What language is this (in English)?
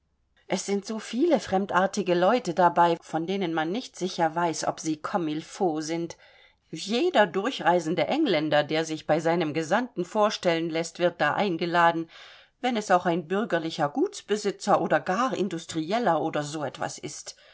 German